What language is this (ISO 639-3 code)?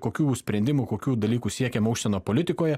lit